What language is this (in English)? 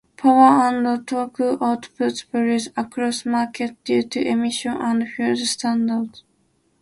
English